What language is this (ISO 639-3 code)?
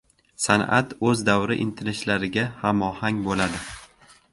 uzb